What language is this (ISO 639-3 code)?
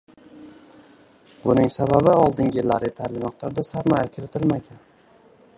uzb